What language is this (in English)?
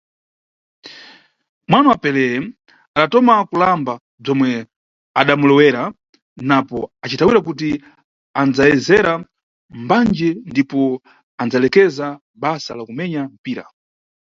Nyungwe